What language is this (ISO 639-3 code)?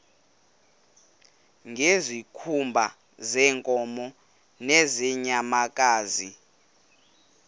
xho